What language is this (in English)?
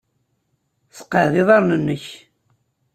Kabyle